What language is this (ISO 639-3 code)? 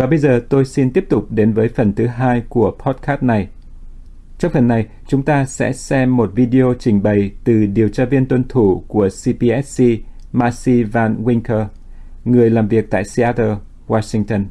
vie